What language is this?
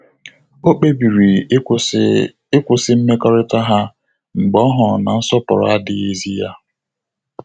Igbo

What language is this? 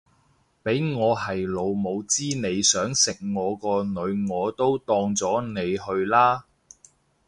Cantonese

